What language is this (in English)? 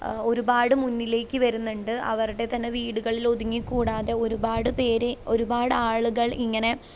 Malayalam